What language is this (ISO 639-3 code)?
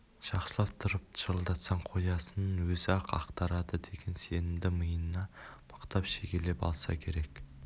kaz